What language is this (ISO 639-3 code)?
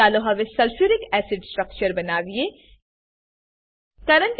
guj